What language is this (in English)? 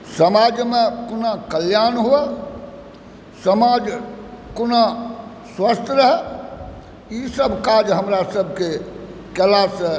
Maithili